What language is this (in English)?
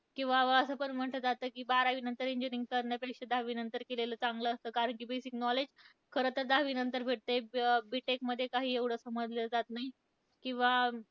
Marathi